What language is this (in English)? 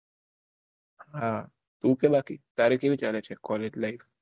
Gujarati